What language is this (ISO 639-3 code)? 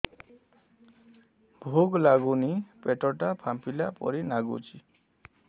ori